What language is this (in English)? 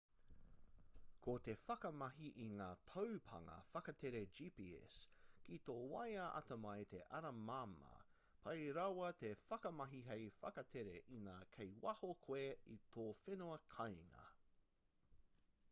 Māori